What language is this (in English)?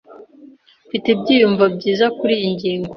Kinyarwanda